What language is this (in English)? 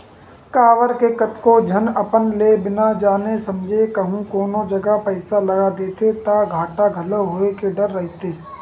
Chhattisgarhi